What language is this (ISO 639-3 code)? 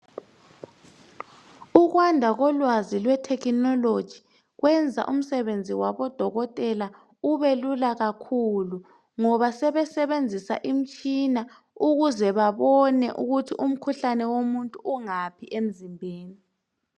nde